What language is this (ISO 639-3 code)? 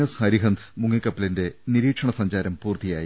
mal